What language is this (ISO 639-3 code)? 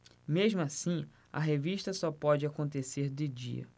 por